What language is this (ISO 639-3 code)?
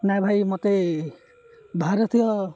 ori